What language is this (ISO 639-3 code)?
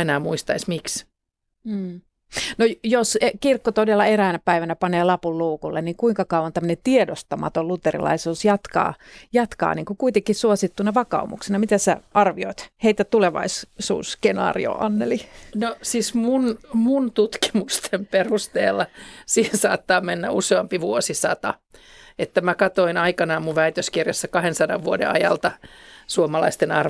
fin